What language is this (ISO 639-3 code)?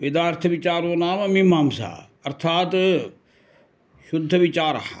san